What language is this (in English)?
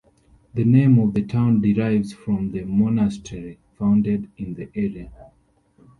English